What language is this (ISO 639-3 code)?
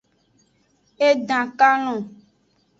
ajg